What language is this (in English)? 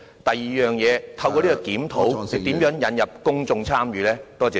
Cantonese